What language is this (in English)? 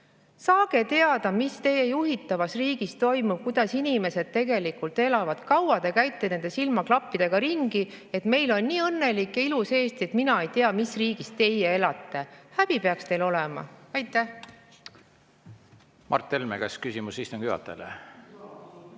Estonian